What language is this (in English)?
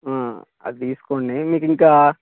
Telugu